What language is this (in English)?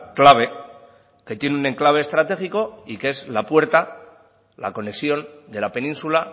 Spanish